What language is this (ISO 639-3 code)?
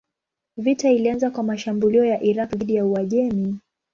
swa